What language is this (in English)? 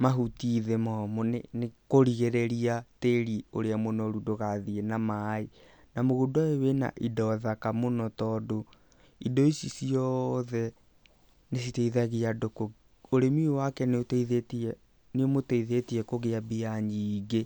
Kikuyu